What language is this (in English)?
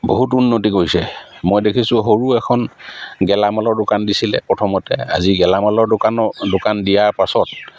Assamese